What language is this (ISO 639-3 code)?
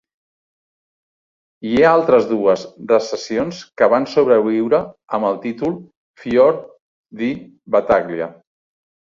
cat